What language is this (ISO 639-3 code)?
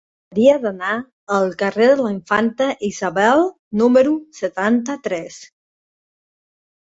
cat